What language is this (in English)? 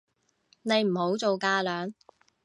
Cantonese